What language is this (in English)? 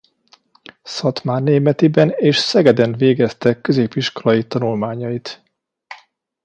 Hungarian